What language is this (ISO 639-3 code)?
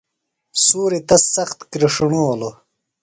phl